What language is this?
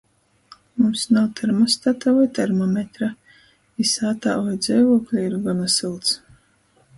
Latgalian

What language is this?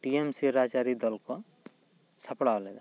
Santali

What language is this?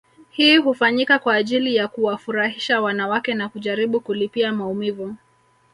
Swahili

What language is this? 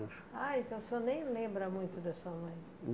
Portuguese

